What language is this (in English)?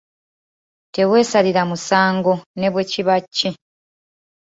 Ganda